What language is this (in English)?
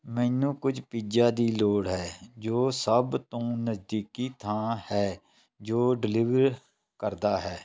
Punjabi